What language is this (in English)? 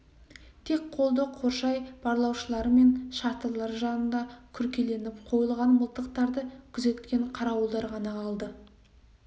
Kazakh